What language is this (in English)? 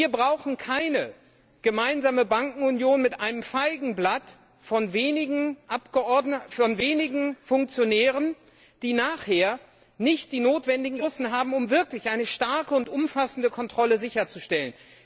German